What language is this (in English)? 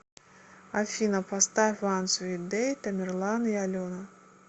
Russian